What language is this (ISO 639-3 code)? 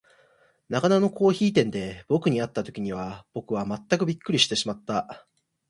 jpn